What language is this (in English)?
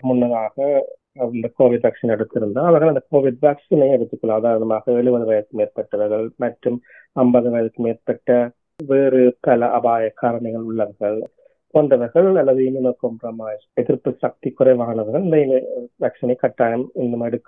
Tamil